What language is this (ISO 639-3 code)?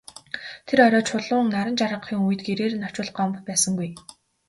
mon